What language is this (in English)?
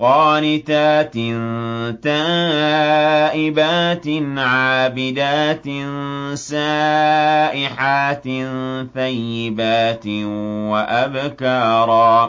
Arabic